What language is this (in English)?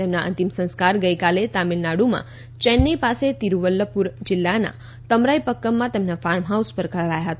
Gujarati